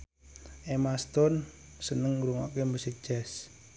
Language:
Javanese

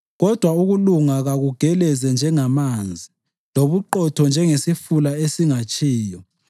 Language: North Ndebele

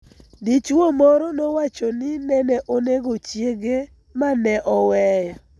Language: Luo (Kenya and Tanzania)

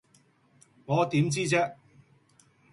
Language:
Cantonese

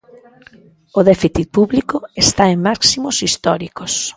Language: Galician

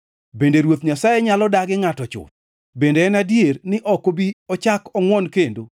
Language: Luo (Kenya and Tanzania)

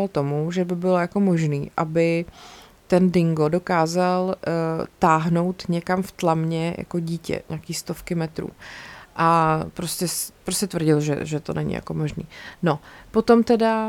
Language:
Czech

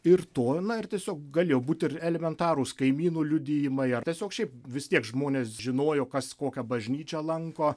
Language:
Lithuanian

